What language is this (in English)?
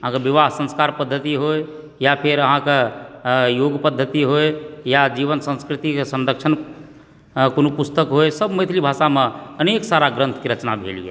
Maithili